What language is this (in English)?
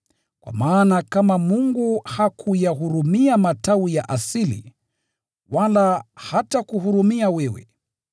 Swahili